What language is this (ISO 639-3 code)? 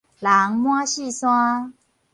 nan